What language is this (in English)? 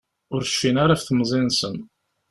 Kabyle